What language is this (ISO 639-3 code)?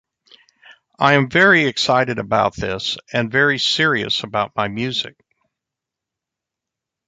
eng